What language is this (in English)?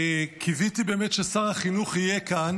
Hebrew